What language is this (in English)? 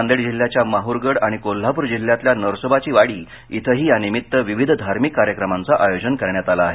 Marathi